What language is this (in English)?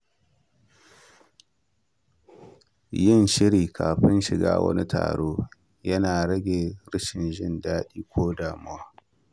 Hausa